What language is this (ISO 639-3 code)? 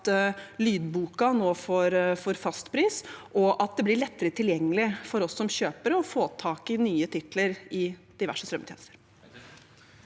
nor